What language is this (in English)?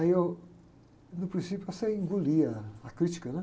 Portuguese